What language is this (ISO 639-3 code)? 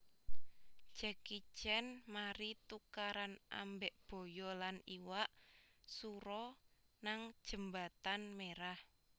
jav